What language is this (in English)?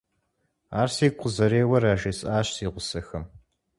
Kabardian